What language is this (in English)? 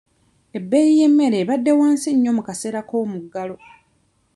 Ganda